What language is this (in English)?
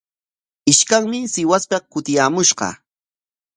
Corongo Ancash Quechua